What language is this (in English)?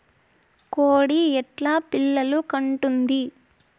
Telugu